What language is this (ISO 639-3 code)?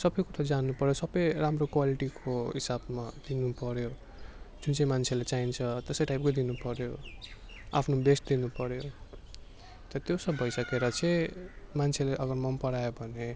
nep